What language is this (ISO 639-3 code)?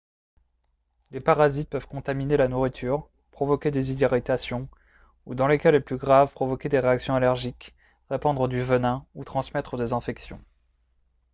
fra